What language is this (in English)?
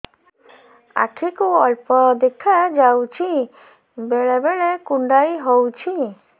Odia